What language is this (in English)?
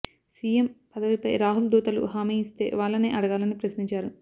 Telugu